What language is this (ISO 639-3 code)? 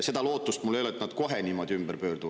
est